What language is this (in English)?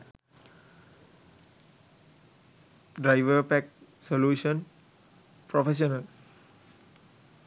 Sinhala